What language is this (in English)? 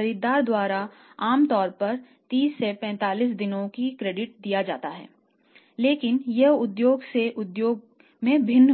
Hindi